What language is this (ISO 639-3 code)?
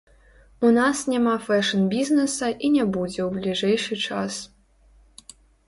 bel